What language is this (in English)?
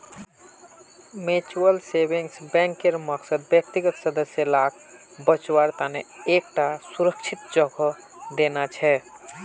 Magahi